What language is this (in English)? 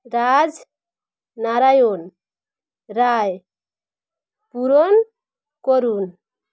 Bangla